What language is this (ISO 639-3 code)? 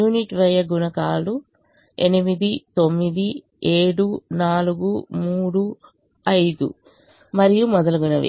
tel